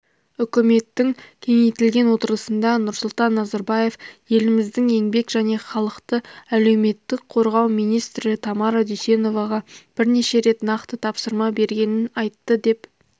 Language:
Kazakh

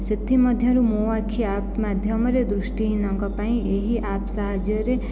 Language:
Odia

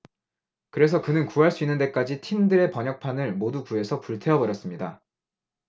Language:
Korean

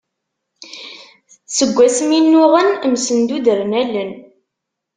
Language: Kabyle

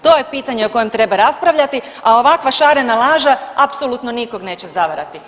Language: Croatian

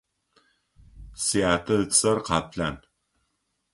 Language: Adyghe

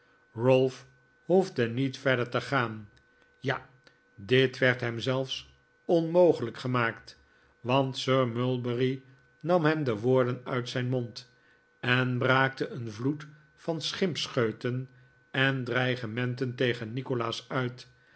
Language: Dutch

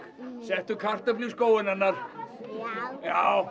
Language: Icelandic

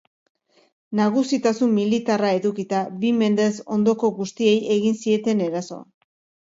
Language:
Basque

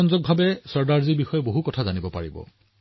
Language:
Assamese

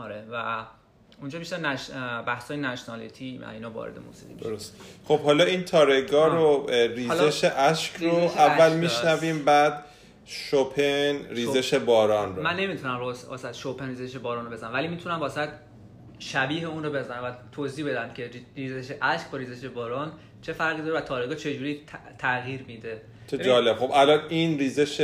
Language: Persian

